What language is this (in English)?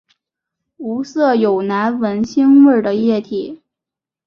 Chinese